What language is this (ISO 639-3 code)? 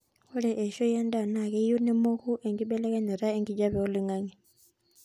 mas